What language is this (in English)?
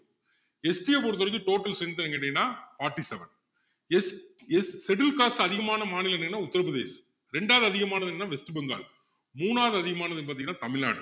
Tamil